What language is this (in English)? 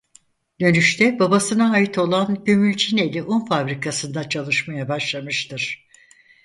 Turkish